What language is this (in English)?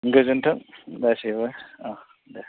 Bodo